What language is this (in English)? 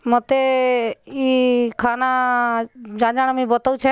Odia